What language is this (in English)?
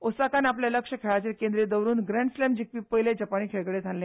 Konkani